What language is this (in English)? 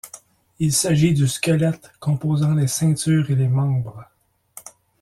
French